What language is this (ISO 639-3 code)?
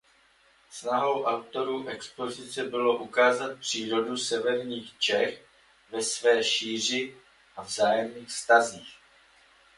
ces